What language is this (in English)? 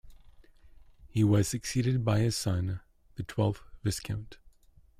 English